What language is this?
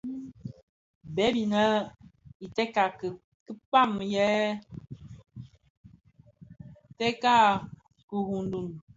Bafia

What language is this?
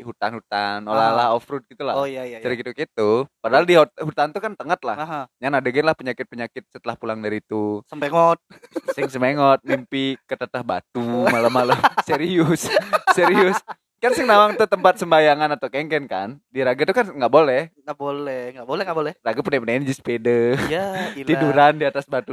Indonesian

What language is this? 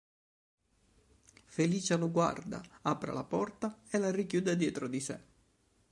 Italian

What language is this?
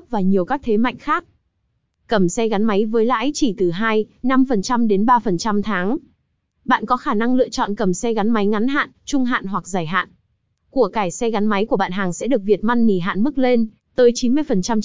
Vietnamese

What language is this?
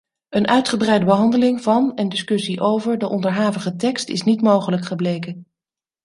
Dutch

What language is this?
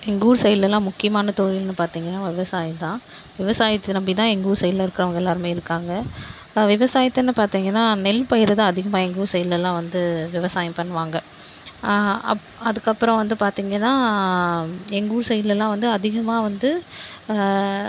Tamil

